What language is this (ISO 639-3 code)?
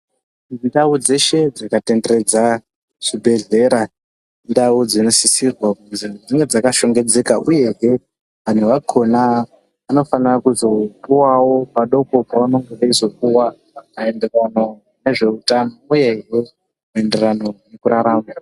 ndc